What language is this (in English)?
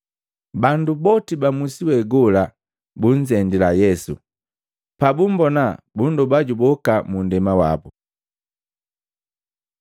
Matengo